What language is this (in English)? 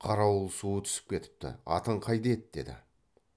Kazakh